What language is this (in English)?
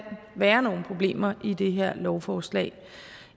Danish